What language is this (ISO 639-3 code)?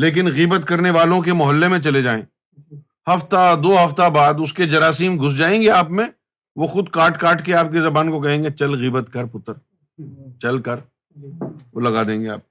urd